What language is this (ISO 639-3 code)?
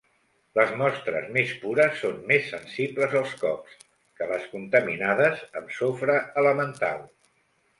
cat